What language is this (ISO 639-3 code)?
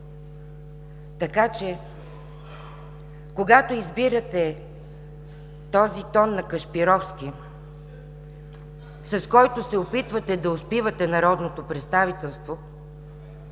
bul